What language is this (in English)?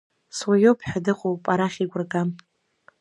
Abkhazian